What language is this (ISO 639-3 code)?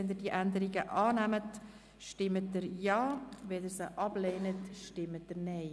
gsw